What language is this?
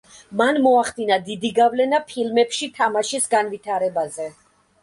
Georgian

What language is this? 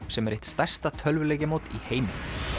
Icelandic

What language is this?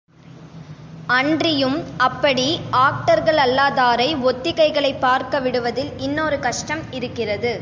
Tamil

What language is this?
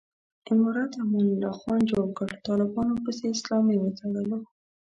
Pashto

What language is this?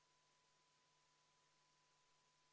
Estonian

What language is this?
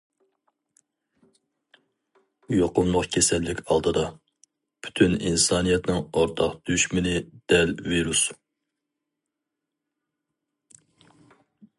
Uyghur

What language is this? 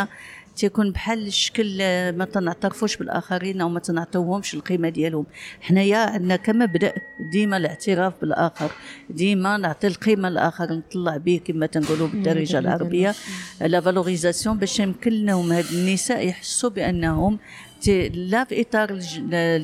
Arabic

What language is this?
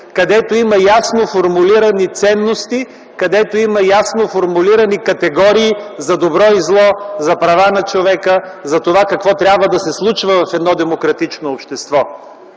Bulgarian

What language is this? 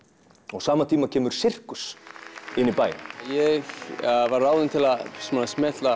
Icelandic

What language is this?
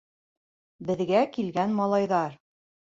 Bashkir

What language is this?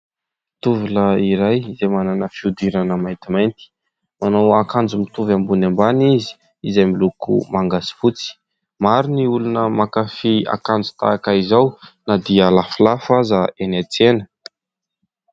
Malagasy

